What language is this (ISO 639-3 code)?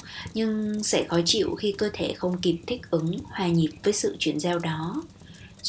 vie